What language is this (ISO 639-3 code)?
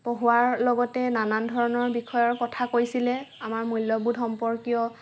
asm